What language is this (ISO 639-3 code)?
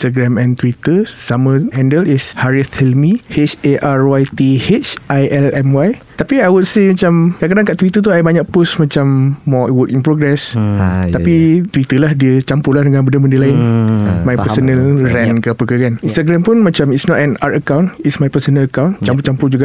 msa